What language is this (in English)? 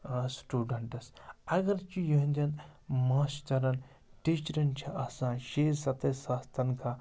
Kashmiri